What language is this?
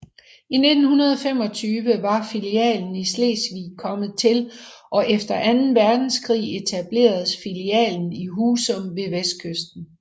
Danish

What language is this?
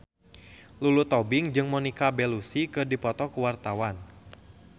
Sundanese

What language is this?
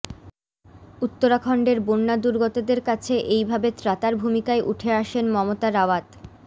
Bangla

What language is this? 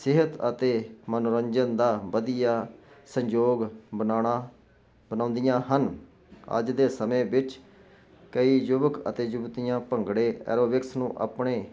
Punjabi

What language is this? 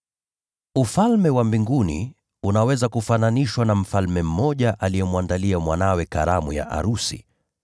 Swahili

